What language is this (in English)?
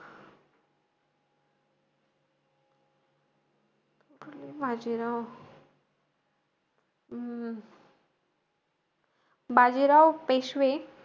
Marathi